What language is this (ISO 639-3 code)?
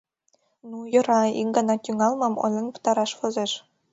chm